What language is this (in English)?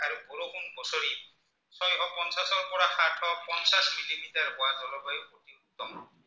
Assamese